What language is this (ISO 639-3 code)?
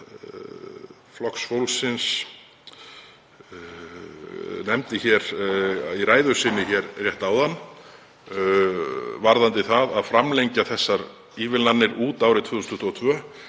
isl